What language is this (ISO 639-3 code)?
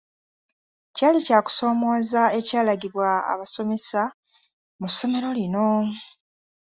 lug